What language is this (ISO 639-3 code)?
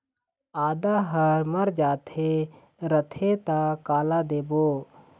hne